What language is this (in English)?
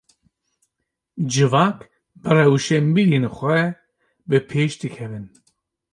Kurdish